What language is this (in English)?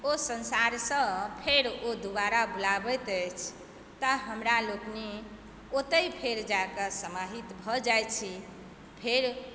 Maithili